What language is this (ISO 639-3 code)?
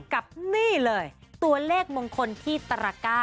tha